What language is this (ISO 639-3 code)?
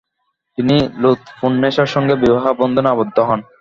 ben